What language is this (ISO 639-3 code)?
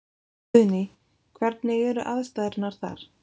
isl